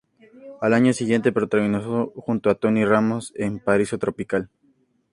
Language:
Spanish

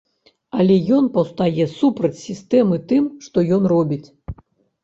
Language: Belarusian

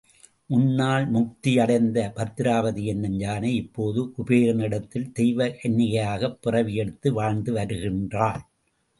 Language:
Tamil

